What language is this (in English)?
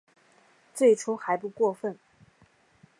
Chinese